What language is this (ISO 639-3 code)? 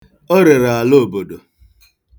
ibo